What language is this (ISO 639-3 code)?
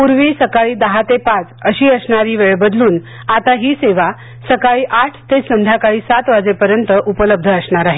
mar